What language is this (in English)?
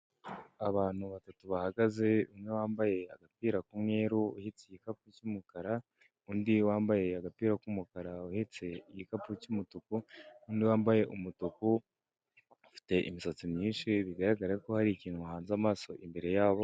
Kinyarwanda